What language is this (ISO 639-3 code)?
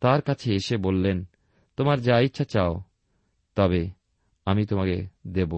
ben